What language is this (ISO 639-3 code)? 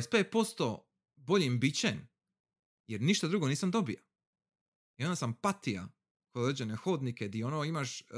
hrv